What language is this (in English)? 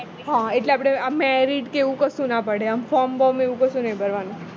Gujarati